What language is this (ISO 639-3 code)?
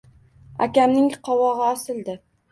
uzb